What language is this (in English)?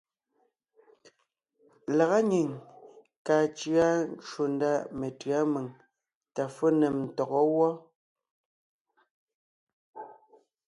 Ngiemboon